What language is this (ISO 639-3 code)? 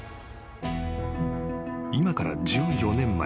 jpn